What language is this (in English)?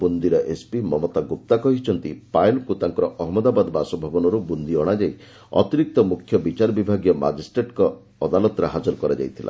Odia